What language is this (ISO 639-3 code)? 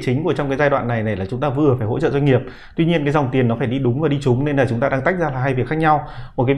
vie